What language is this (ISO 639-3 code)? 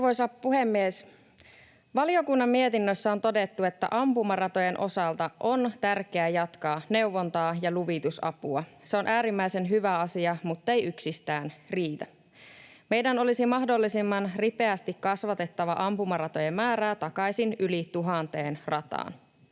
fin